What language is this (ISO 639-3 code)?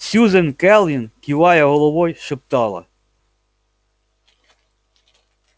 rus